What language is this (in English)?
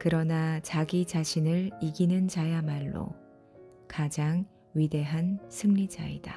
Korean